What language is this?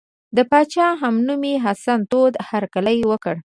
Pashto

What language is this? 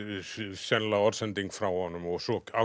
Icelandic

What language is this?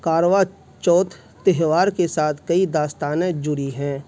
Urdu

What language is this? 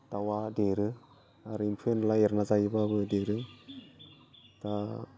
Bodo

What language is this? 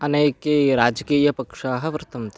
Sanskrit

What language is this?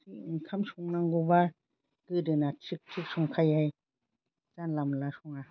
Bodo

